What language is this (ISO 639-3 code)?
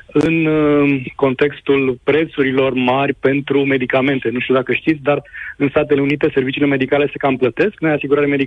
ron